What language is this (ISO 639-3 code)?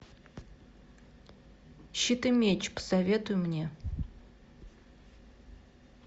rus